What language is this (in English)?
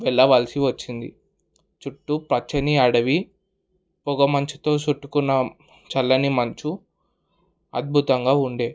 Telugu